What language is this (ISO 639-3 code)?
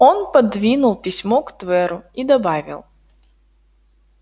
rus